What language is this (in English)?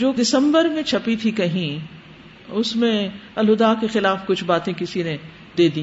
Urdu